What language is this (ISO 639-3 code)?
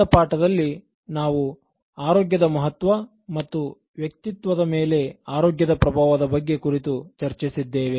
kan